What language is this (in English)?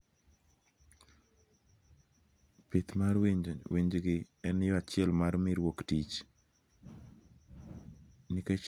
Luo (Kenya and Tanzania)